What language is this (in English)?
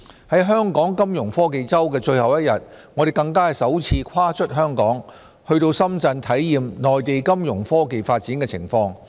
Cantonese